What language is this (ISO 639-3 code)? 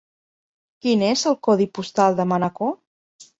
cat